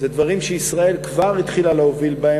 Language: Hebrew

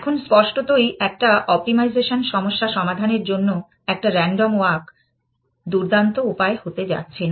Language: Bangla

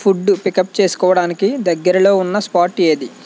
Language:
Telugu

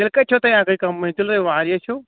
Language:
Kashmiri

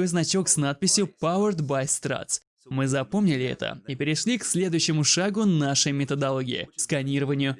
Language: Russian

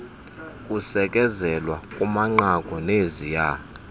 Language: Xhosa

